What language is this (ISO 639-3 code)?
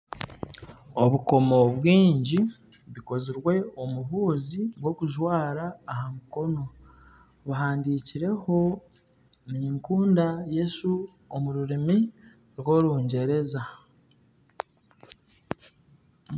nyn